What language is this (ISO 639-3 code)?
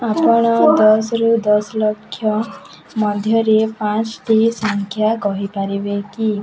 ori